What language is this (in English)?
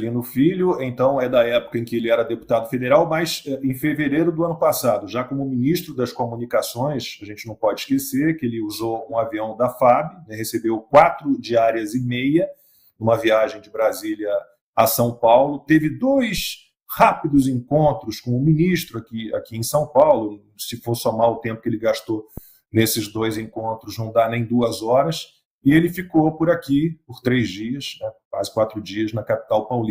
Portuguese